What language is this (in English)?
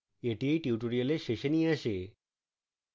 Bangla